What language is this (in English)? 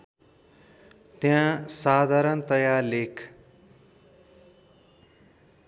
Nepali